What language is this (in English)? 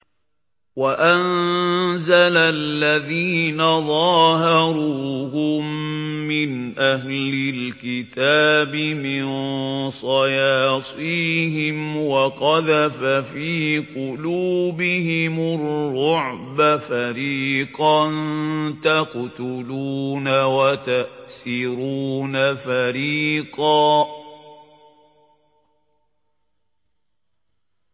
Arabic